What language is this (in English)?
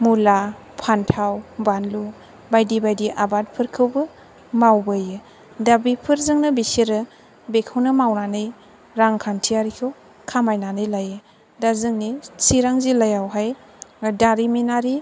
Bodo